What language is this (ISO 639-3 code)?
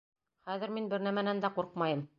bak